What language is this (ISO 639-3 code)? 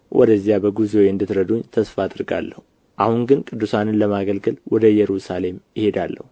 amh